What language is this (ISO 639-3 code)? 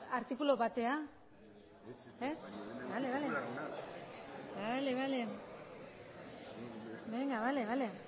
eus